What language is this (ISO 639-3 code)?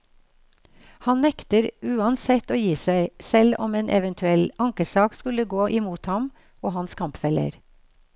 nor